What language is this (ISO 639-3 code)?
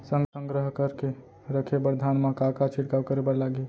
hne